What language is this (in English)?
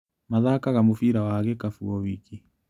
Kikuyu